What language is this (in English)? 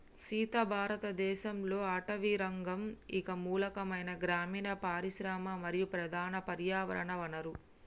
Telugu